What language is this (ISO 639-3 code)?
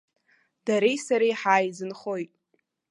abk